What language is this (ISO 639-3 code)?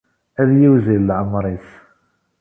kab